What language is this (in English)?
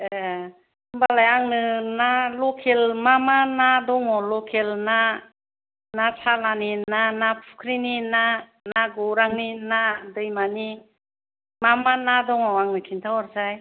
Bodo